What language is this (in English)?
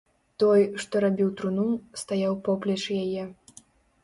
Belarusian